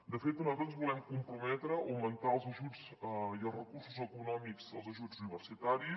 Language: Catalan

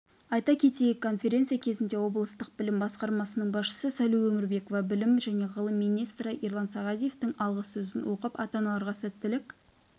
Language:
Kazakh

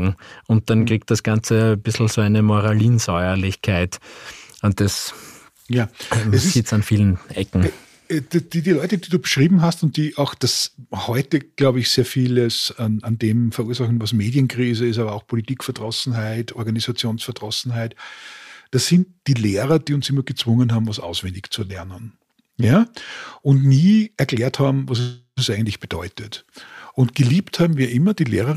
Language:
German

